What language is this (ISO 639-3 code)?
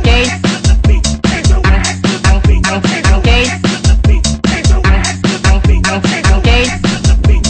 tha